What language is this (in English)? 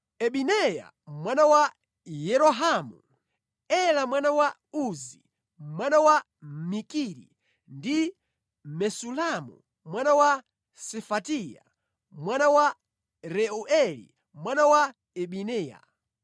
Nyanja